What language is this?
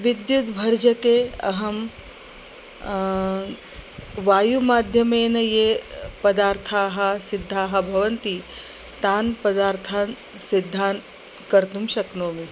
Sanskrit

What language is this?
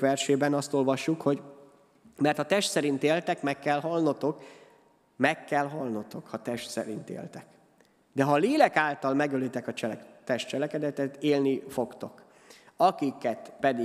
Hungarian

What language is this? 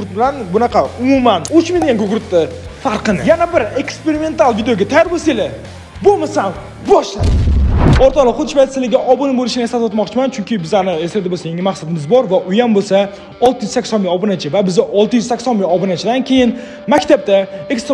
Turkish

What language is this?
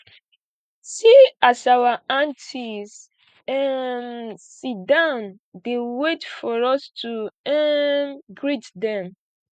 Nigerian Pidgin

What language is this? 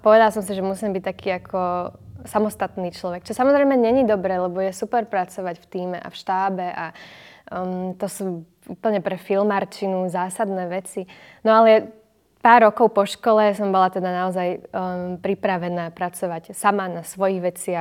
Slovak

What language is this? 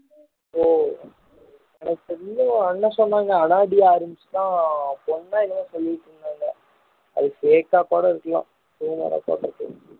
Tamil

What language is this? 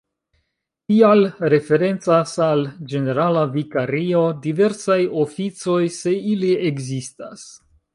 Esperanto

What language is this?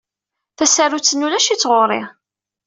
Kabyle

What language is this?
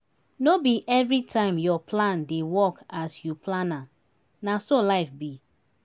Nigerian Pidgin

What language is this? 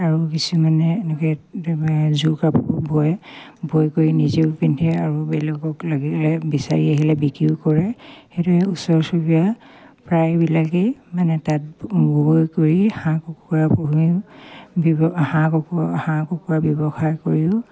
Assamese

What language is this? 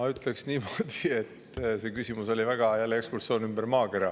Estonian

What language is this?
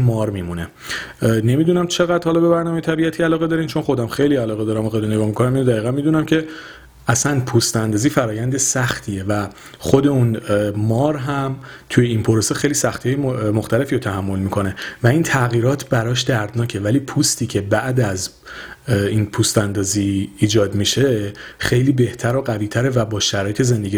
Persian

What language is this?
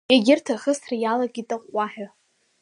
Abkhazian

